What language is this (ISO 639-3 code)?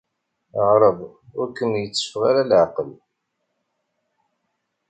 kab